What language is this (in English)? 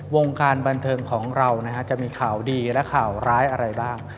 Thai